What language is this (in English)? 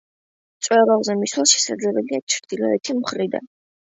Georgian